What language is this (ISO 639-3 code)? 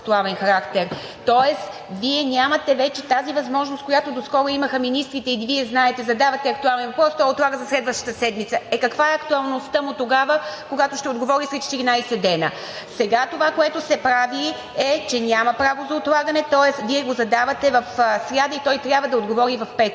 bul